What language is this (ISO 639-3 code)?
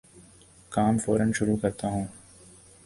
urd